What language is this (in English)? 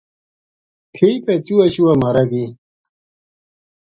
Gujari